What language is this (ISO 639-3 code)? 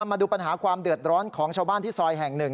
tha